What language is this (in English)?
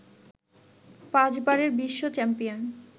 Bangla